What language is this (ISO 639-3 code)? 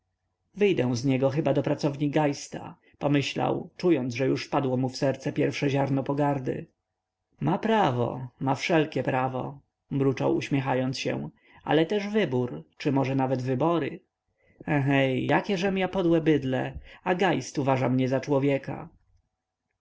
pol